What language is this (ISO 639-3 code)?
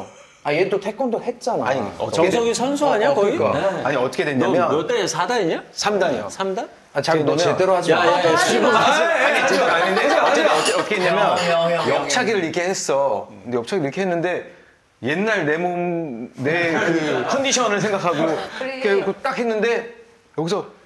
kor